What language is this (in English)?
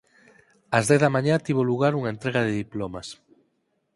Galician